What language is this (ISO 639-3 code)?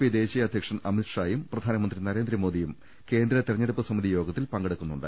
mal